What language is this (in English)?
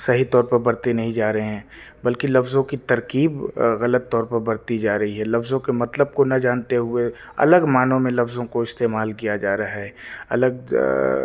Urdu